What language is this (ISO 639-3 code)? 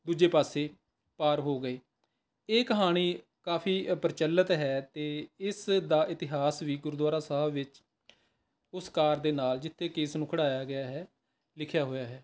pan